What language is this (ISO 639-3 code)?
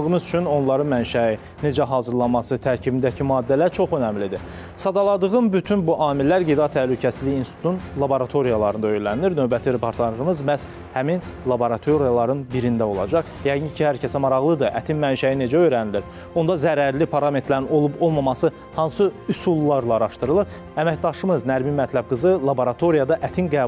tur